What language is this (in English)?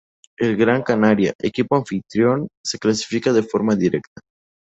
Spanish